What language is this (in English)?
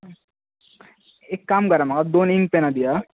Konkani